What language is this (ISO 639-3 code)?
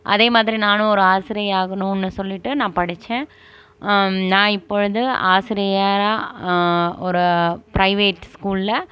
tam